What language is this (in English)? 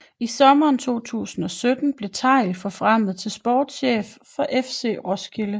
Danish